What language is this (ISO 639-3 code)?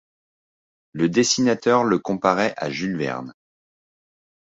fra